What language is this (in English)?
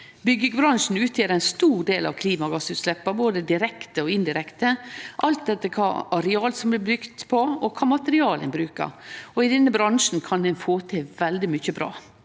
Norwegian